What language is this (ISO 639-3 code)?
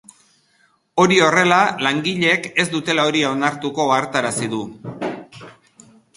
eus